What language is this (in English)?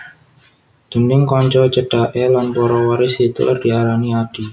Javanese